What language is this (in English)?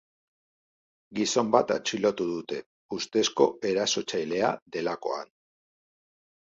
Basque